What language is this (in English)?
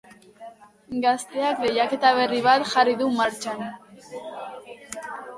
Basque